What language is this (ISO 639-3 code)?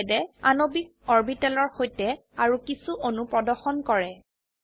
asm